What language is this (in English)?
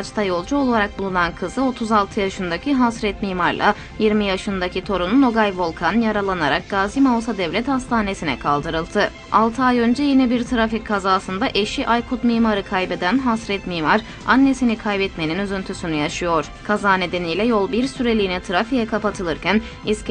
Turkish